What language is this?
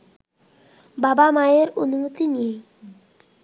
Bangla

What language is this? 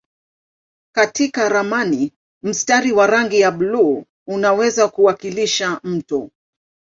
Swahili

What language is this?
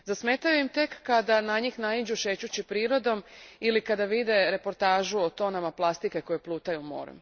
Croatian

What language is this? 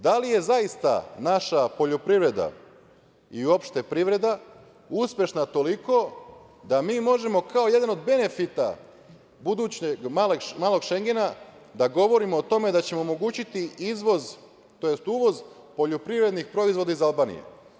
Serbian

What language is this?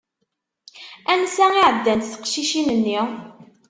Kabyle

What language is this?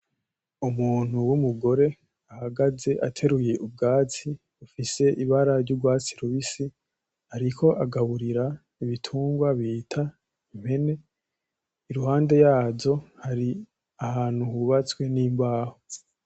Rundi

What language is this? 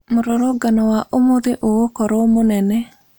Kikuyu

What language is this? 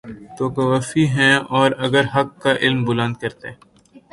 Urdu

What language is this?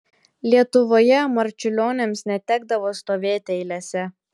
Lithuanian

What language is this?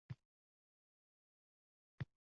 Uzbek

